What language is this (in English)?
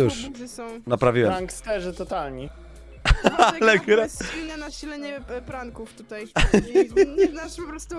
Polish